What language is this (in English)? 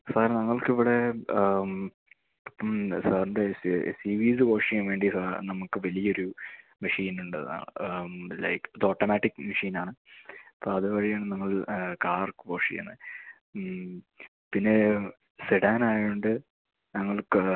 Malayalam